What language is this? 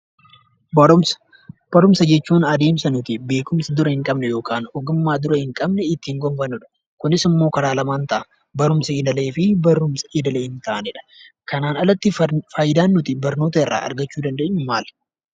Oromo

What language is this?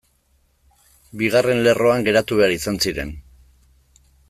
Basque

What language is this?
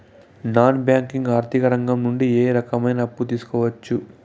Telugu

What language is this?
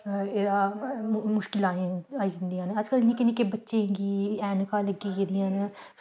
Dogri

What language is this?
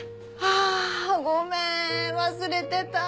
Japanese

